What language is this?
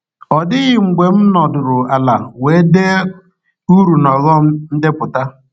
Igbo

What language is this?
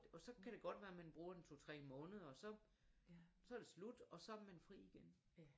Danish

